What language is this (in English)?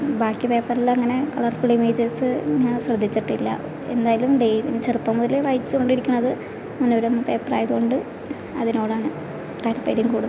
Malayalam